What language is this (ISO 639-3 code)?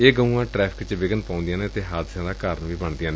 pan